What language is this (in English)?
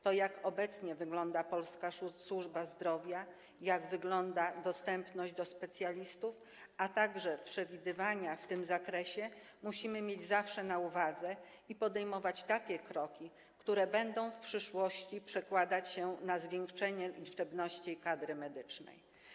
Polish